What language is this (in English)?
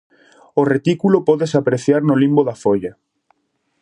Galician